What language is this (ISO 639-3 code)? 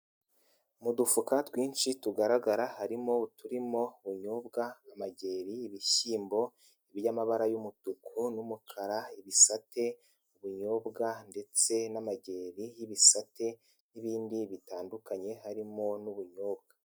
kin